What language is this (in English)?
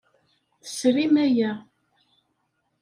Kabyle